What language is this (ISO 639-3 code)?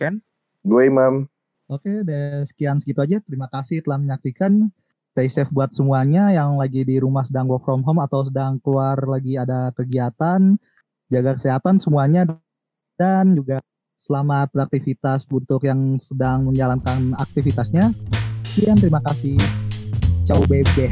ind